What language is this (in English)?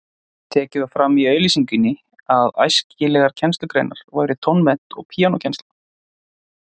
Icelandic